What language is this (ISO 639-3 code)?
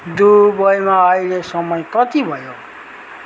nep